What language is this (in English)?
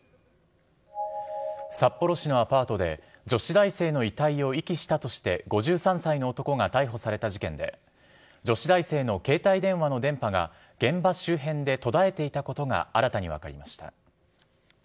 Japanese